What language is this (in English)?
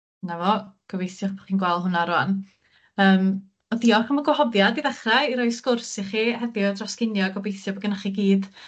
Welsh